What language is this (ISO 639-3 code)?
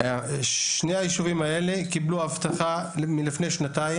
heb